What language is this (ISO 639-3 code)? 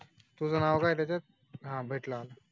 mar